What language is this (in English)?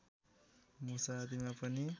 Nepali